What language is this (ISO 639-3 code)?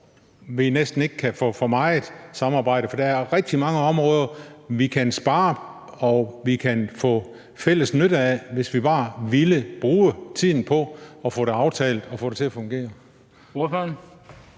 dan